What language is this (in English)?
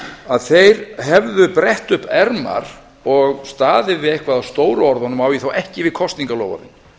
Icelandic